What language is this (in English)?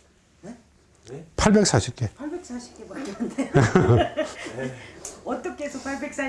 Korean